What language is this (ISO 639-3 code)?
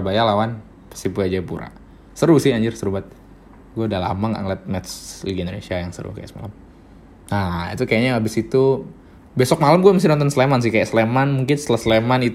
ind